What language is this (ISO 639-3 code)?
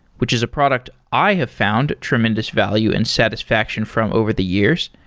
eng